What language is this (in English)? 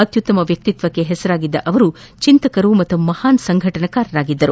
Kannada